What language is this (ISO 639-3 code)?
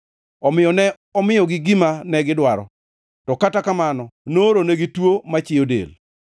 luo